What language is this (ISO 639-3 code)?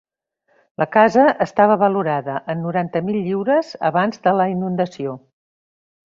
cat